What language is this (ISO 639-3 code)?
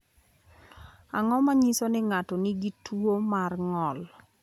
luo